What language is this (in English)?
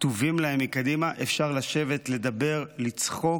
Hebrew